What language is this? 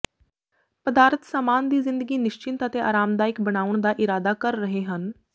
Punjabi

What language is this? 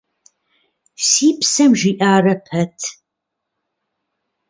Kabardian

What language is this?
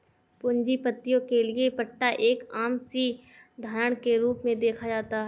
Hindi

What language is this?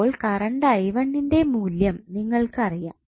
Malayalam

